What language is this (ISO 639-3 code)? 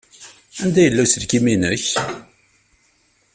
kab